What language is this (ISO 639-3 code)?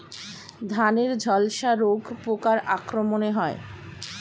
ben